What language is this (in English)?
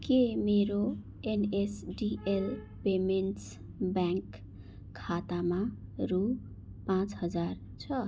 Nepali